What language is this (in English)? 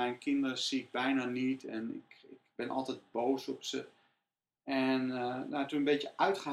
Dutch